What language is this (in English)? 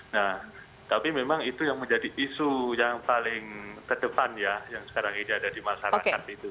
Indonesian